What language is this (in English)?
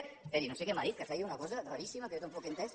Catalan